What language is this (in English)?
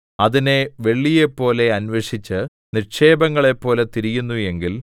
Malayalam